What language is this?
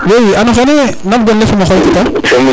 Serer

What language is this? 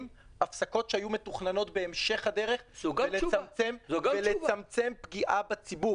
Hebrew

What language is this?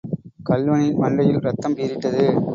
Tamil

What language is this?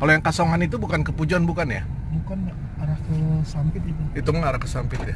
Indonesian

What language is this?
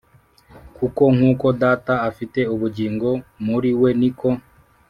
Kinyarwanda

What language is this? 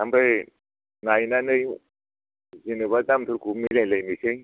Bodo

